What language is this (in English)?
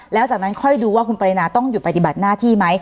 Thai